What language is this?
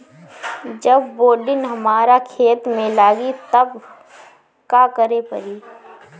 Bhojpuri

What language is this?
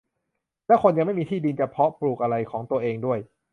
Thai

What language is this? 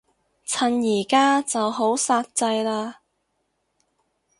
Cantonese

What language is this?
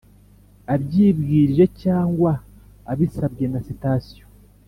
Kinyarwanda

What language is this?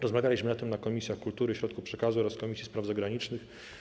Polish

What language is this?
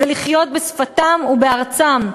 Hebrew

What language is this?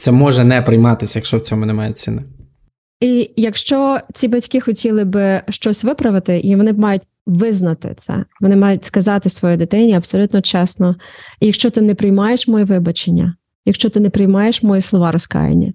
Ukrainian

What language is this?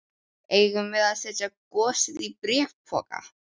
Icelandic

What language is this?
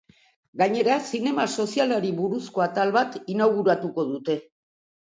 Basque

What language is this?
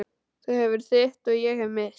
Icelandic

